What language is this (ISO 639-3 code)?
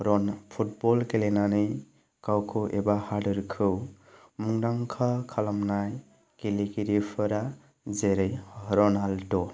brx